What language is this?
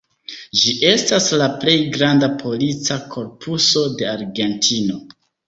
Esperanto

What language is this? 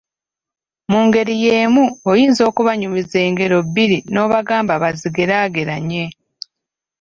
Ganda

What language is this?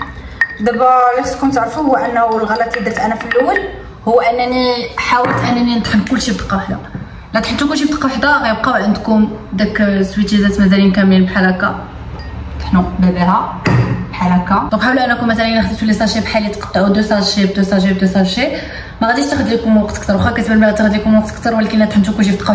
Arabic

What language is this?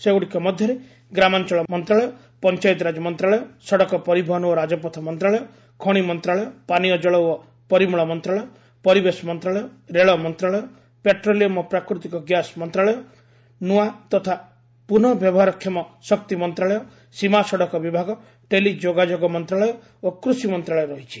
Odia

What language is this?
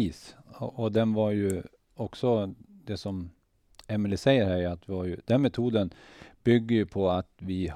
Swedish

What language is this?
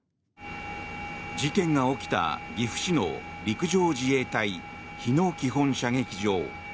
Japanese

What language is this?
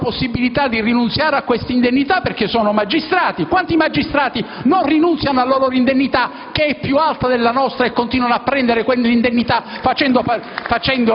Italian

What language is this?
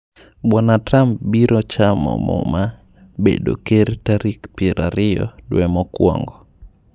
Luo (Kenya and Tanzania)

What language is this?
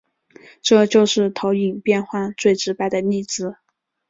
Chinese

